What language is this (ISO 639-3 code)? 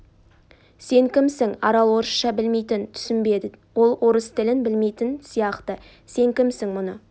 kaz